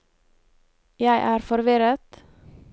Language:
Norwegian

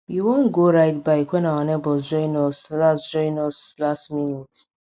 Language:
Nigerian Pidgin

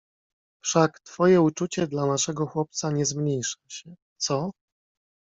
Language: Polish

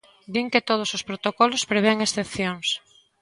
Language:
Galician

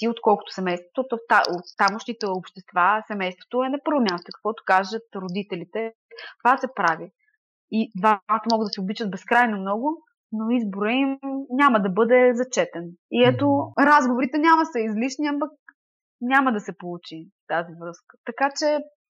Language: Bulgarian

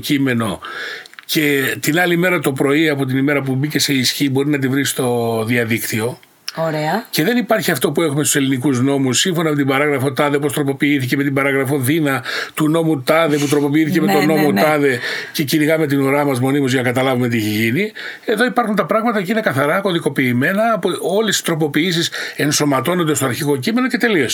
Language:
Greek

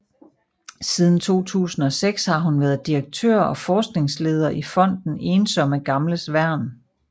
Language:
Danish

